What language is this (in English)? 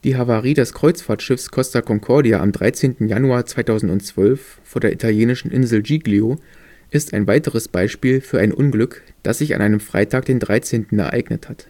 German